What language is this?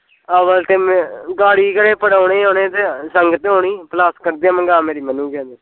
Punjabi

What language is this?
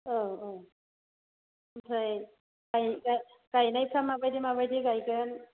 Bodo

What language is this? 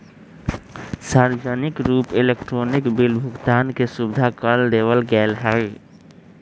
Magahi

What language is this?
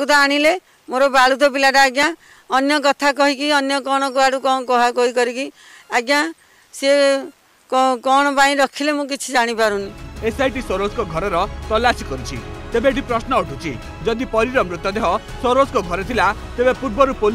Turkish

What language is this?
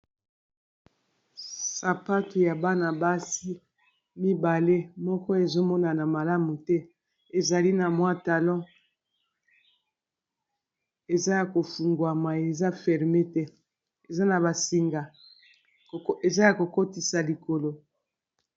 Lingala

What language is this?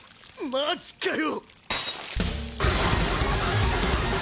Japanese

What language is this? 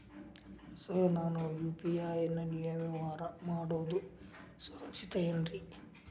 Kannada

